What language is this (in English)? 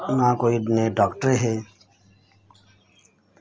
Dogri